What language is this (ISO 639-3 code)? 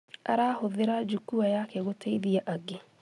kik